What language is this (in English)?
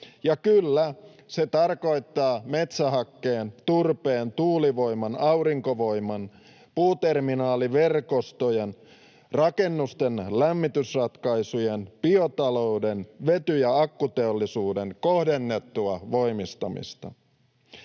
Finnish